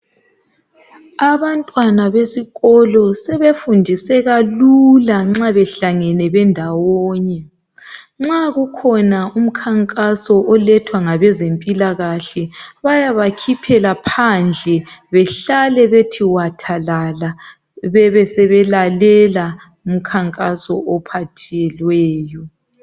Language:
North Ndebele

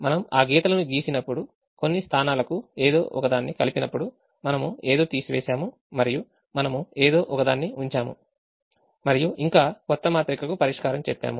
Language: Telugu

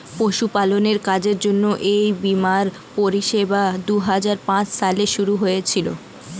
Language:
Bangla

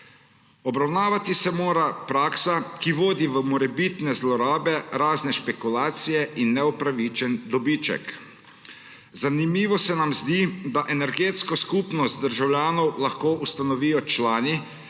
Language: Slovenian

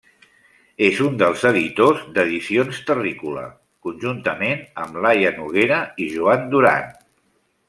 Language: Catalan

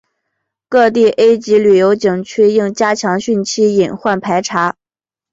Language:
Chinese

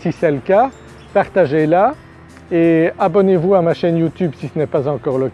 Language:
French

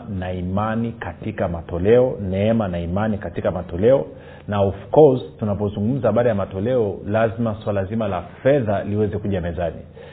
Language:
Swahili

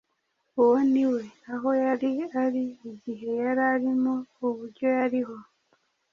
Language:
Kinyarwanda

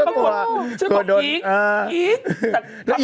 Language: Thai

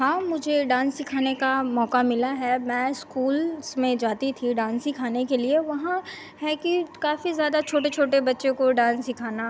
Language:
Hindi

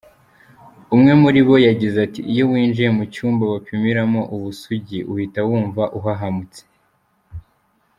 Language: Kinyarwanda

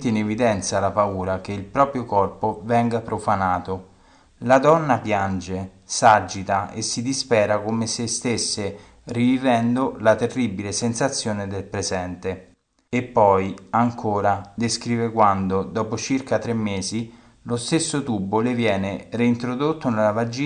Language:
Italian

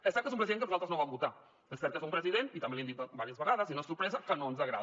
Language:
Catalan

